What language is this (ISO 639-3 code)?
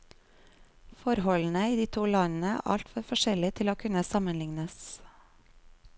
nor